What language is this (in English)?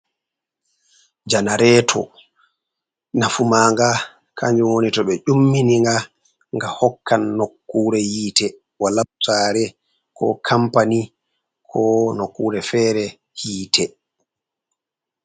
Fula